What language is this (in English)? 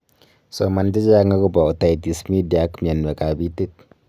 Kalenjin